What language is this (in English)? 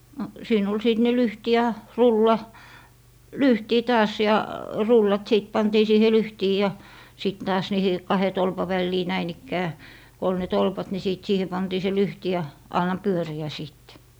Finnish